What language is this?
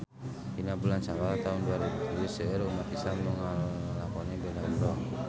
Sundanese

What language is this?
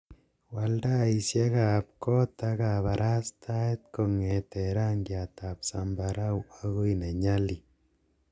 Kalenjin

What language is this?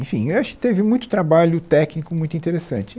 Portuguese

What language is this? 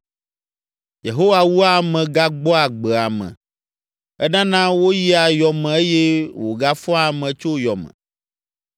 Ewe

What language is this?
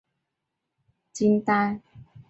Chinese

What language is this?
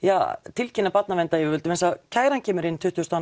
Icelandic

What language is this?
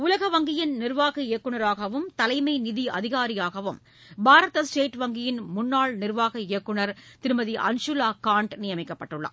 Tamil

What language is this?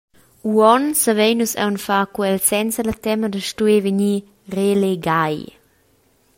Romansh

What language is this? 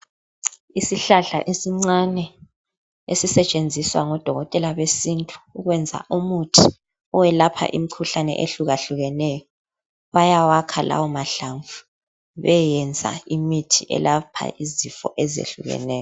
North Ndebele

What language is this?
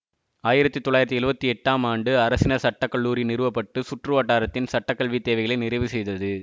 Tamil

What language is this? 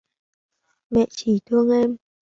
Vietnamese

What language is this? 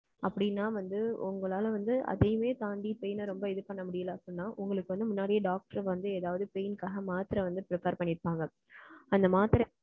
Tamil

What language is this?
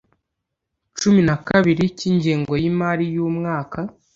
Kinyarwanda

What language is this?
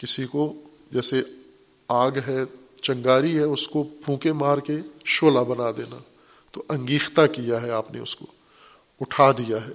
Urdu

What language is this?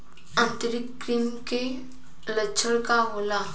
Bhojpuri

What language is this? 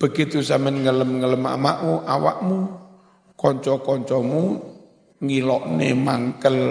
Indonesian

